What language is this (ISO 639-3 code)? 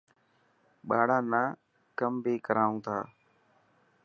mki